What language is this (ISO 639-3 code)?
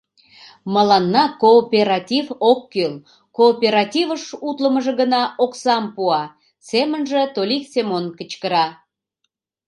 chm